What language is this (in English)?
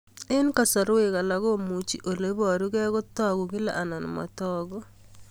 Kalenjin